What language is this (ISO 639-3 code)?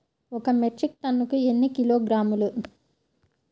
tel